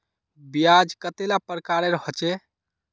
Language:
Magahi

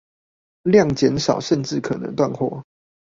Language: Chinese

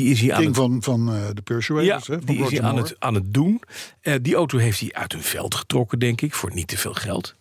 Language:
Dutch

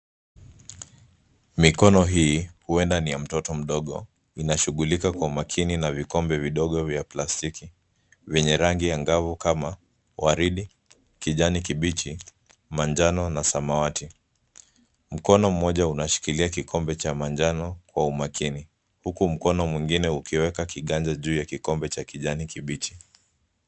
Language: Swahili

